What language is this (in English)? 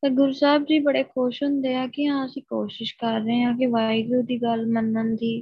Punjabi